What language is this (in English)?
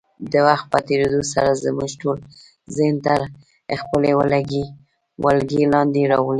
Pashto